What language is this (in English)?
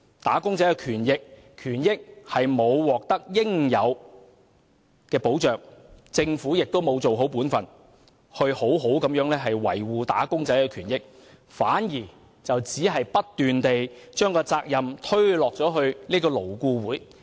Cantonese